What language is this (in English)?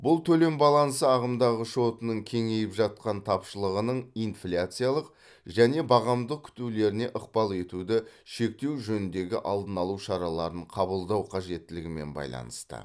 Kazakh